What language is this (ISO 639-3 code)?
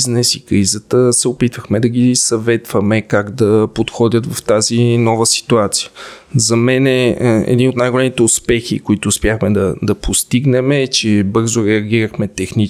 bul